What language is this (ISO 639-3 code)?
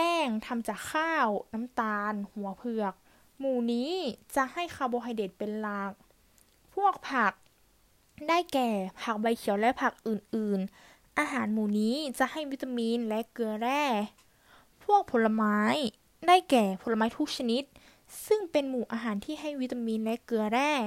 tha